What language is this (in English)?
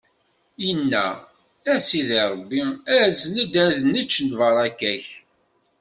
Kabyle